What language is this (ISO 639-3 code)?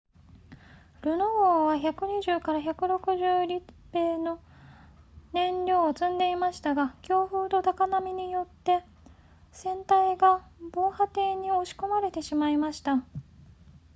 jpn